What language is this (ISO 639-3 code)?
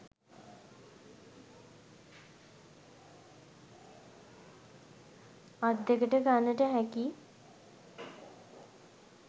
sin